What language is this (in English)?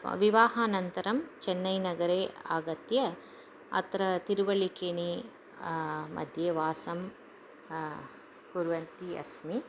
Sanskrit